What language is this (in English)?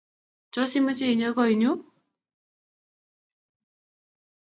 Kalenjin